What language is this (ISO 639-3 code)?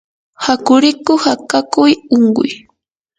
qur